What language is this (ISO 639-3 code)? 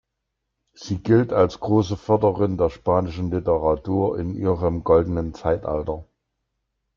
deu